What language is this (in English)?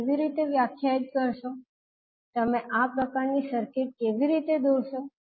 Gujarati